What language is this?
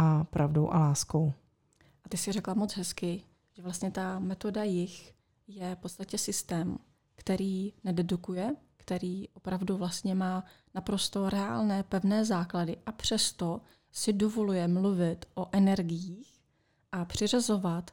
Czech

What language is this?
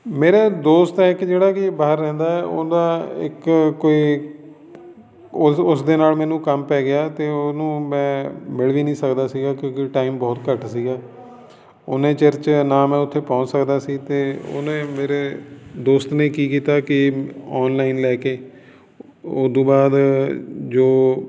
Punjabi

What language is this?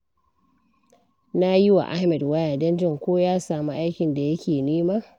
Hausa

